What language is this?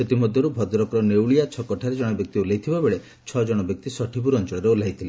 Odia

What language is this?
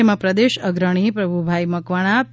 Gujarati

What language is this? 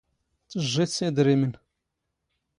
Standard Moroccan Tamazight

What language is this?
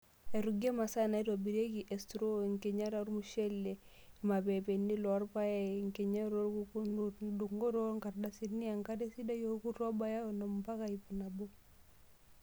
Masai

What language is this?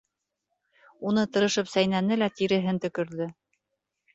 Bashkir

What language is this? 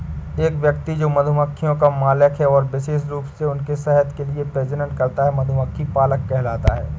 Hindi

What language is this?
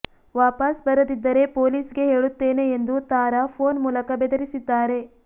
Kannada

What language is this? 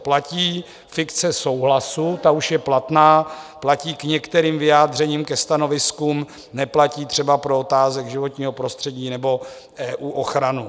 Czech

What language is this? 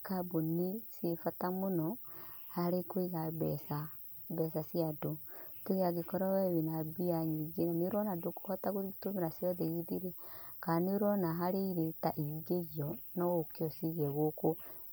Kikuyu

